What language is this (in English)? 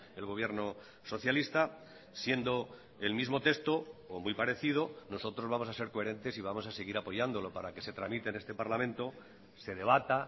Spanish